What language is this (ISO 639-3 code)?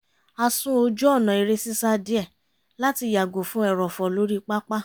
yor